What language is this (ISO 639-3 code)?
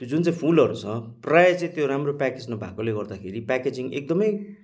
nep